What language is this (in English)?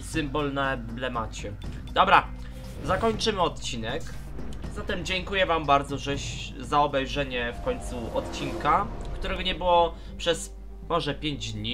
Polish